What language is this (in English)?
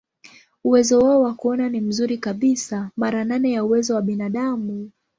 Swahili